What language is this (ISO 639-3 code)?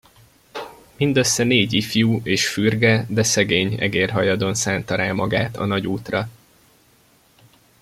hun